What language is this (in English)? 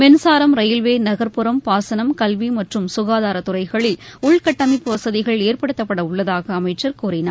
Tamil